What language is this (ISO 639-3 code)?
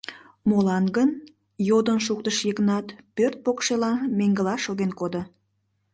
chm